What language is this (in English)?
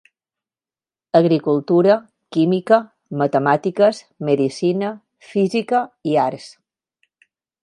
Catalan